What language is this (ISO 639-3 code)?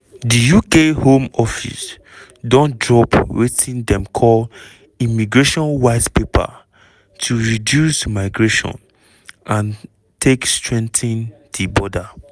pcm